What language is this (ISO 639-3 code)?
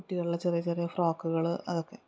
mal